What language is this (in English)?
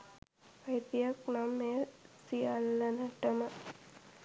Sinhala